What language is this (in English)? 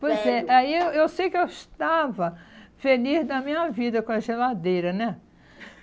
Portuguese